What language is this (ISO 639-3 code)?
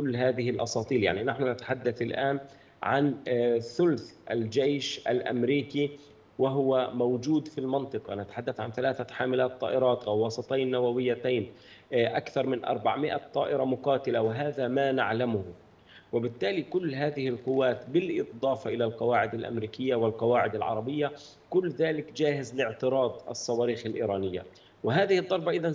ara